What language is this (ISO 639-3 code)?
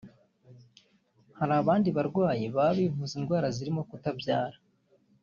kin